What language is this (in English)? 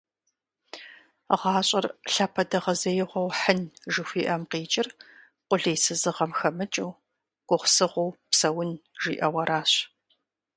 Kabardian